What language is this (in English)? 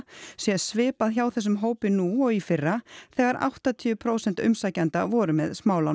Icelandic